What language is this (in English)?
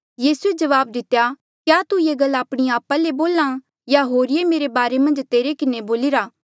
Mandeali